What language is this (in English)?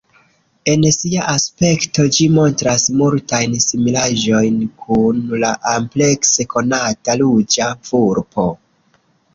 Esperanto